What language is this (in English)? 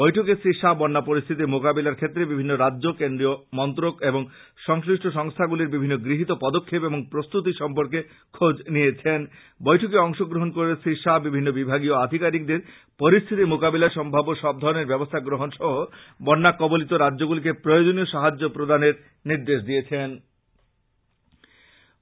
Bangla